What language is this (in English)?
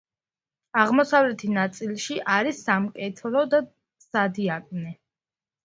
Georgian